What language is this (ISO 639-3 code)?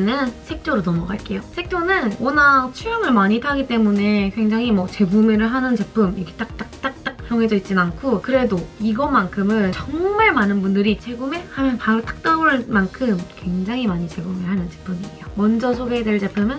kor